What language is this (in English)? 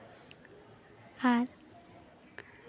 Santali